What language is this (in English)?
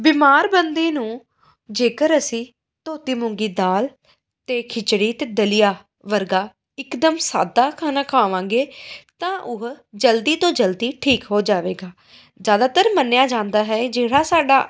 Punjabi